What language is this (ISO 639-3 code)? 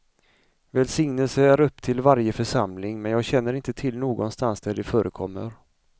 swe